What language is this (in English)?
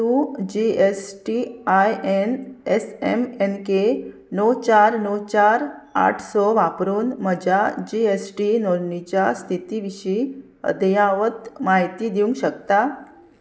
Konkani